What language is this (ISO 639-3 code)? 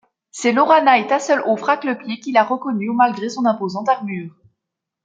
fra